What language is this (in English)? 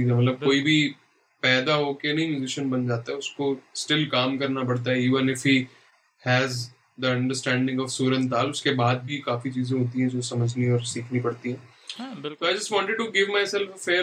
Urdu